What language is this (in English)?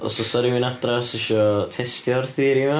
Welsh